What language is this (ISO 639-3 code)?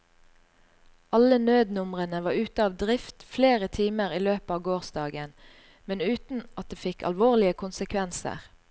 nor